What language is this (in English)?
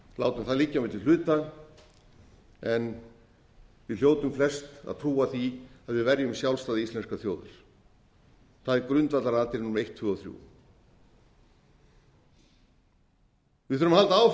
Icelandic